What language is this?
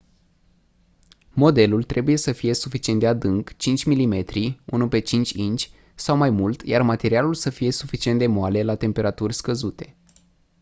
Romanian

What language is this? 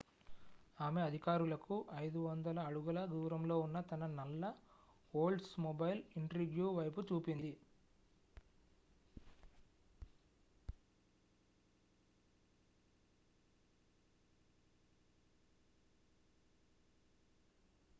Telugu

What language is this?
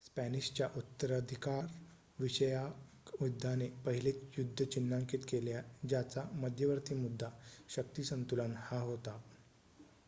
Marathi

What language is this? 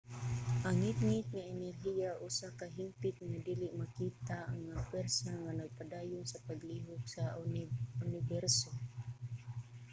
Cebuano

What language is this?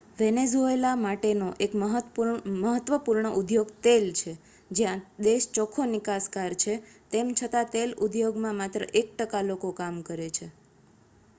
Gujarati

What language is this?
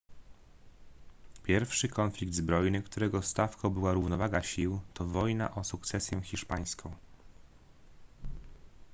Polish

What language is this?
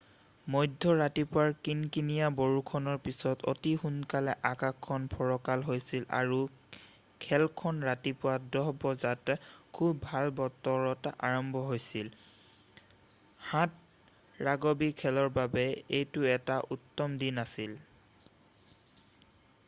Assamese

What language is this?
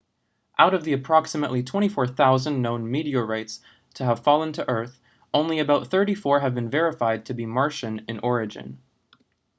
English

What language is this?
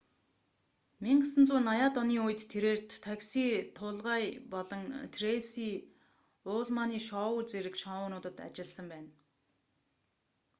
Mongolian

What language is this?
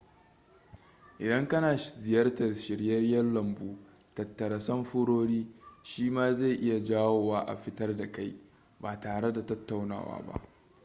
Hausa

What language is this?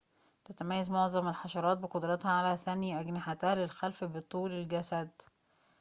Arabic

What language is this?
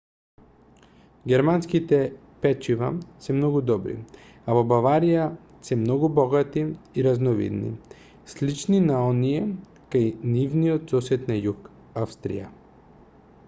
Macedonian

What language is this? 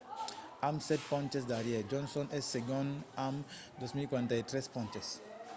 Occitan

